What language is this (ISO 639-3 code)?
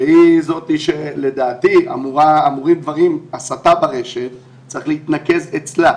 heb